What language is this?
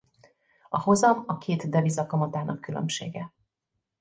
Hungarian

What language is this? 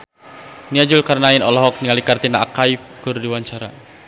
Sundanese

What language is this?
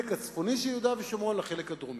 Hebrew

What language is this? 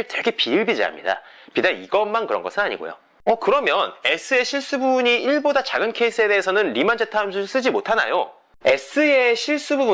Korean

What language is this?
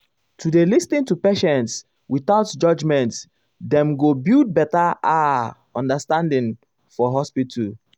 Nigerian Pidgin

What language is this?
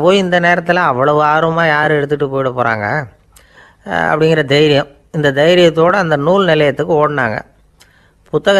Arabic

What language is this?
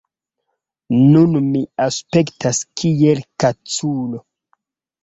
Esperanto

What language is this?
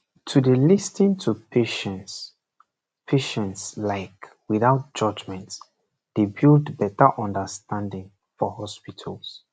Nigerian Pidgin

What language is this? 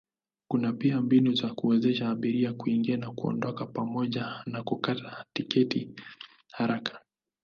Swahili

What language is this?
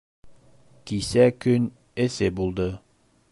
Bashkir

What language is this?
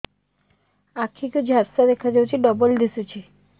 Odia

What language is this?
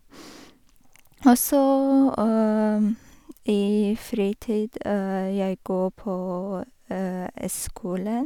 Norwegian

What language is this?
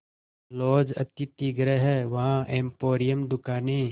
Hindi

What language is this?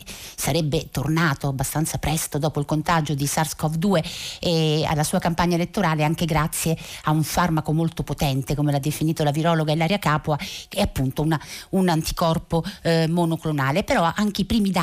Italian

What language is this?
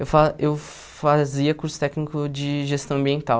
Portuguese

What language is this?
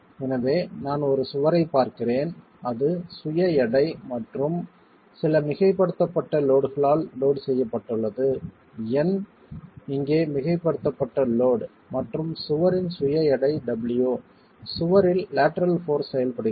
Tamil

